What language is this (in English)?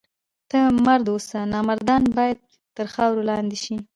Pashto